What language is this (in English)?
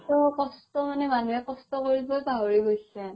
Assamese